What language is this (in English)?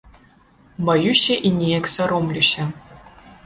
Belarusian